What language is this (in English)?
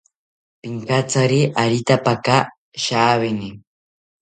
South Ucayali Ashéninka